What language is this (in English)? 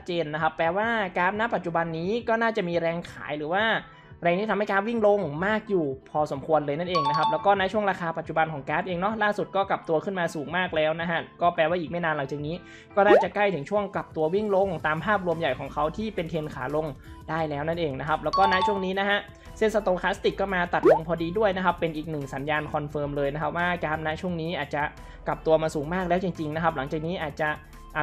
Thai